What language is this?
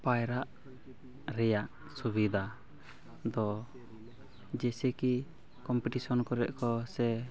Santali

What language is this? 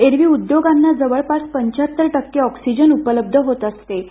Marathi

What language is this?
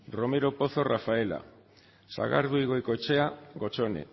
Basque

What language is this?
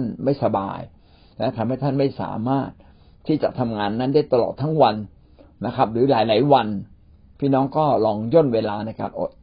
Thai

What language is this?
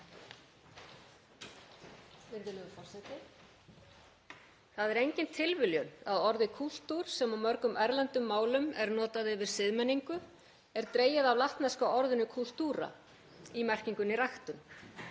Icelandic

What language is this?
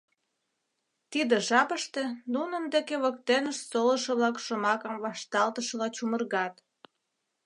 Mari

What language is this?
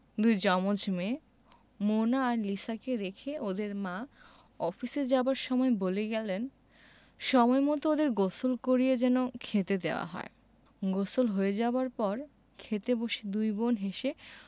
Bangla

